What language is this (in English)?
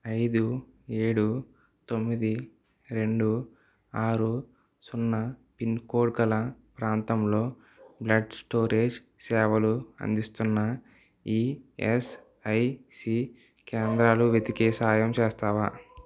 Telugu